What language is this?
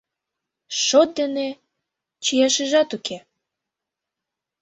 Mari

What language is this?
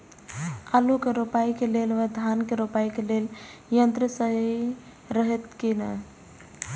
Maithili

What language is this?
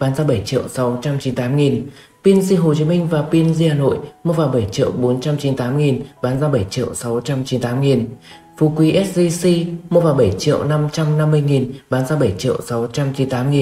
Vietnamese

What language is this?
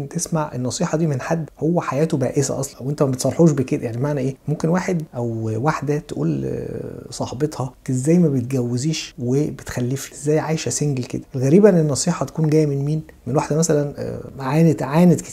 Arabic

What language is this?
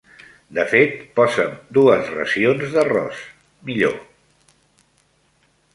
Catalan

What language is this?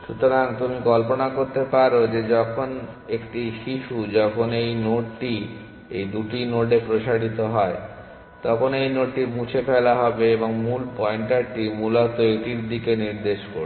Bangla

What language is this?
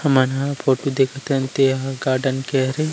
Chhattisgarhi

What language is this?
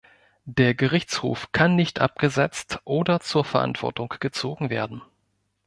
German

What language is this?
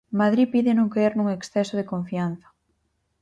Galician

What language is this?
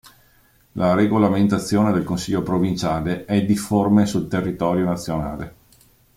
Italian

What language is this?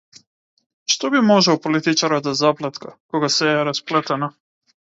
Macedonian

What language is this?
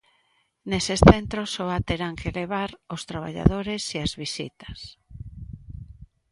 Galician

